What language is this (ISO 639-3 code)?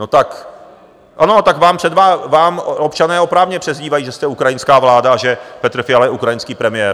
ces